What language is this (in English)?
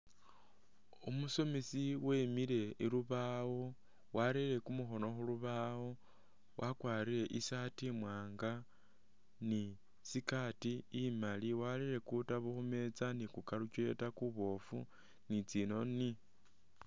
Masaaba